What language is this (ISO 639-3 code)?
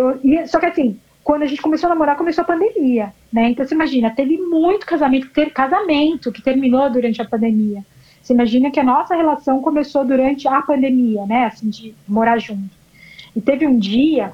por